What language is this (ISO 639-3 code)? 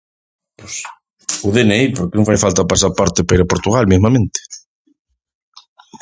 glg